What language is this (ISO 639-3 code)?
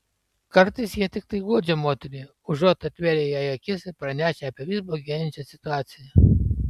lit